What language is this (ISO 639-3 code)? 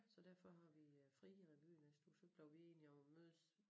dan